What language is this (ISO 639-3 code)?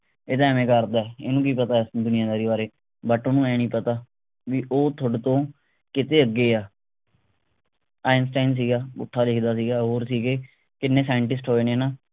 pan